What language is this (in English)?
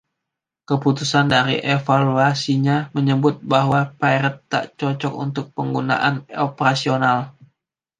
Indonesian